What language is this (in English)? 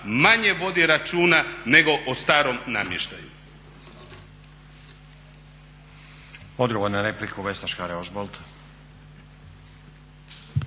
Croatian